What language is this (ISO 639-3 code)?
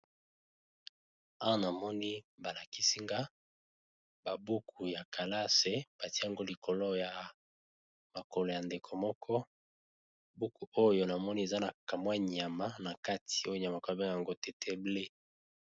lin